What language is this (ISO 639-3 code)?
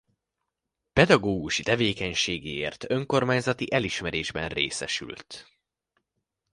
hun